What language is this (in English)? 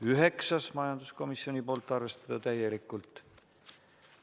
Estonian